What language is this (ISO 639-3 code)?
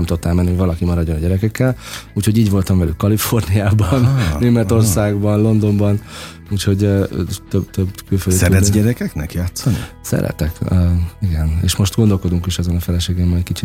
hun